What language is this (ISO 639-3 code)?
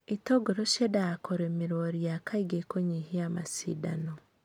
kik